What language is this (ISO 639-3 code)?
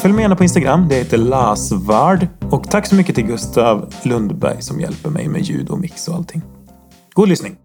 swe